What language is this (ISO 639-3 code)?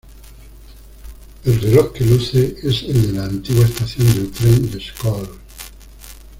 spa